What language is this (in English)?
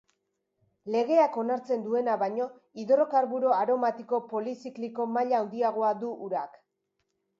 Basque